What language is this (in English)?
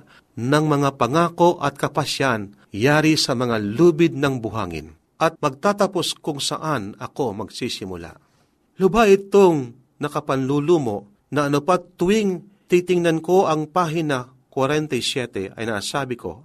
Filipino